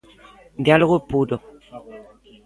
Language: Galician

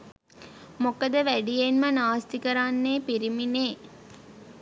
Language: Sinhala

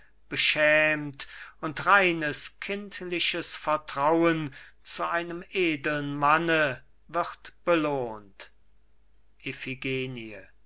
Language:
German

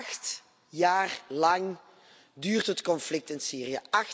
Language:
Dutch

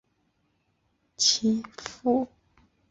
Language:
Chinese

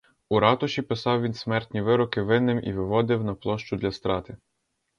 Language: Ukrainian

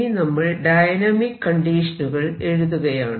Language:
Malayalam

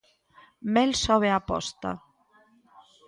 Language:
Galician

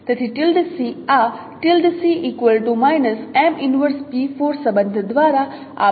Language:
Gujarati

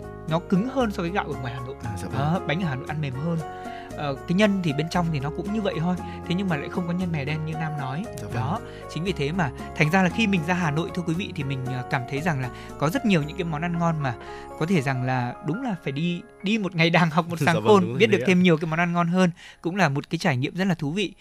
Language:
Vietnamese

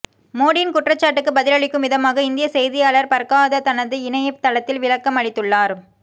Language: Tamil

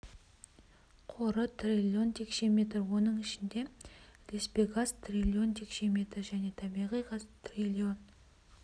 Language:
Kazakh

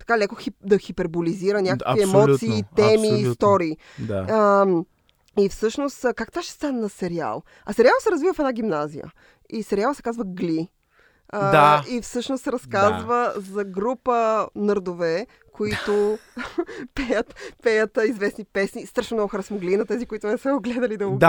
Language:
Bulgarian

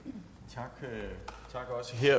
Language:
Danish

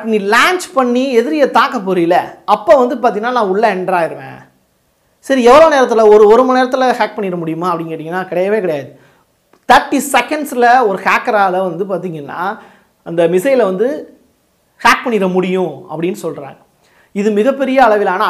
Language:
Tamil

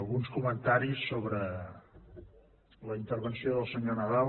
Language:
Catalan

